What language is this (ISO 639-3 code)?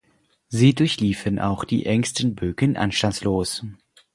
deu